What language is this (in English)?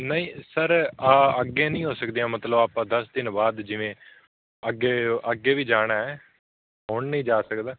Punjabi